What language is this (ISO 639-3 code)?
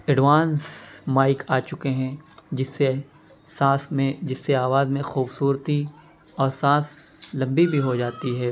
urd